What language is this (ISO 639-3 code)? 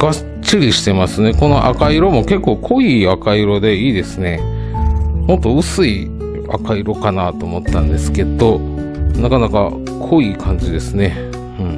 jpn